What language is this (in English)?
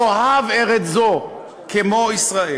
Hebrew